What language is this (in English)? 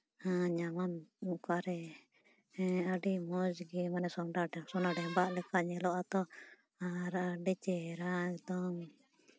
Santali